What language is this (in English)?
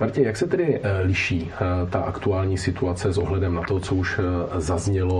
Czech